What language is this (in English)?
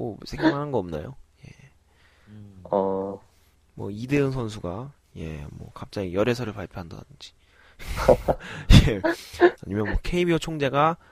Korean